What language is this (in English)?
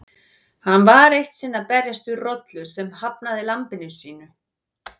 Icelandic